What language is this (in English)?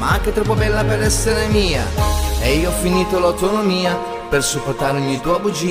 Italian